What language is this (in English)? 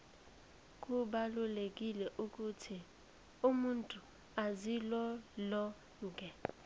South Ndebele